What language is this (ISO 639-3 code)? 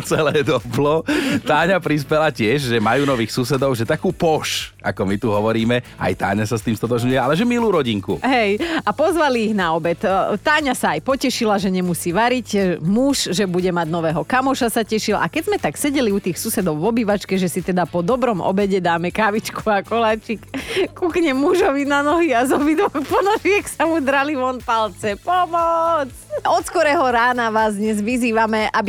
slk